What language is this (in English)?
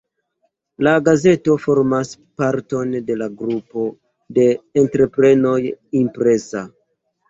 Esperanto